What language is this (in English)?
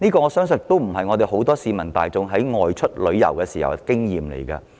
Cantonese